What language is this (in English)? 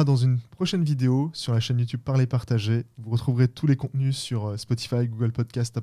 French